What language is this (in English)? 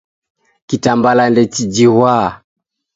Taita